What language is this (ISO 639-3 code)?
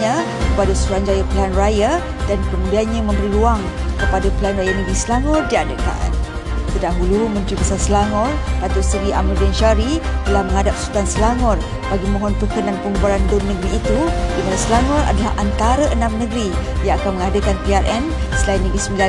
msa